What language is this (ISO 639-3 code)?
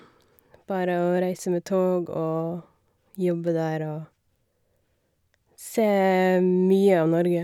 nor